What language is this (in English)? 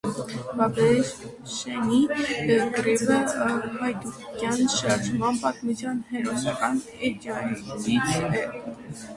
Armenian